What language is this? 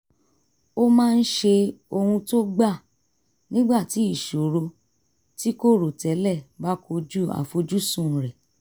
Yoruba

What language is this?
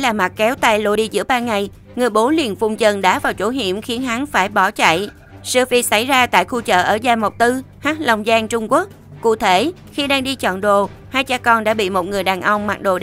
Vietnamese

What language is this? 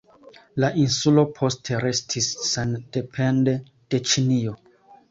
Esperanto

